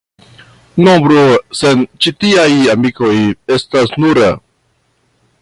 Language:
Esperanto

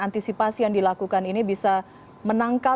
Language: Indonesian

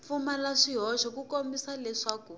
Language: Tsonga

